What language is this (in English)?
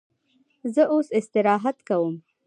Pashto